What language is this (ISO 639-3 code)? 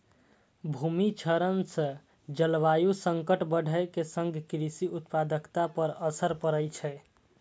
mai